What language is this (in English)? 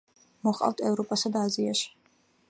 Georgian